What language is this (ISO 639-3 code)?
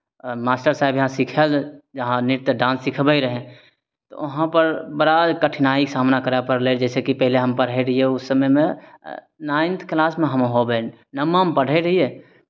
mai